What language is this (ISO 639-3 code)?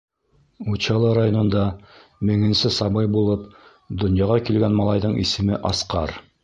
bak